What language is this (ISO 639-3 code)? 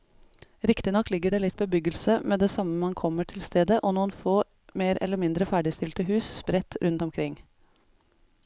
nor